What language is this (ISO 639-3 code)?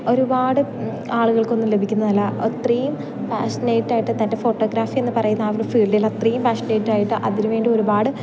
mal